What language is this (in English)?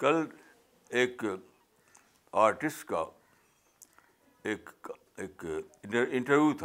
Urdu